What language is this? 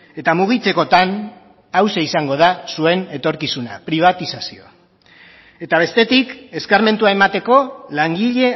Basque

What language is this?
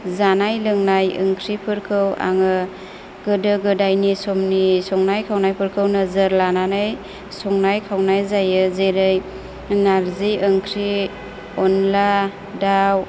Bodo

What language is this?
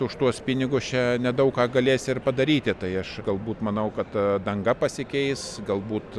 Lithuanian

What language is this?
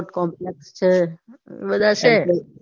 Gujarati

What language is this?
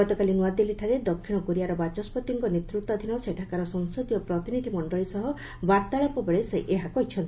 Odia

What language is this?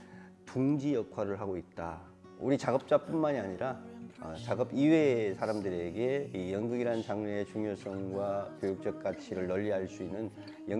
Korean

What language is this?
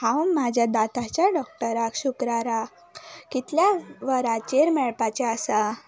Konkani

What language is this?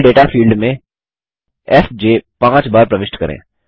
Hindi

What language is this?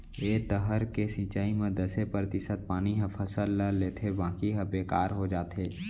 Chhattisgarhi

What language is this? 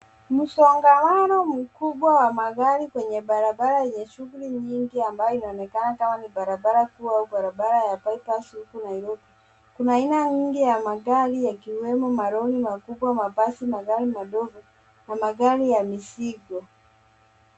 Swahili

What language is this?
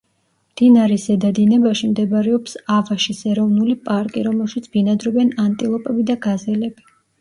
Georgian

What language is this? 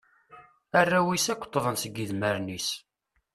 Kabyle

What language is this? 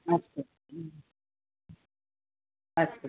Sanskrit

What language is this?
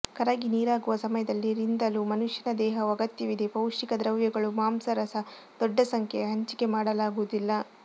Kannada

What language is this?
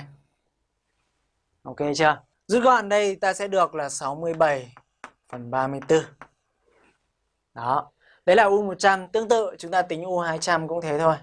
Vietnamese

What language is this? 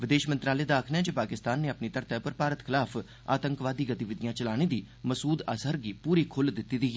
Dogri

